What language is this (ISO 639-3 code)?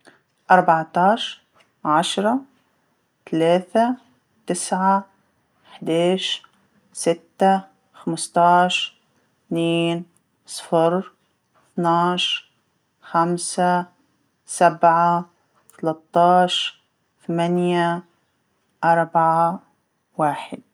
aeb